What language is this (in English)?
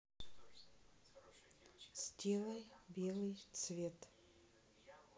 Russian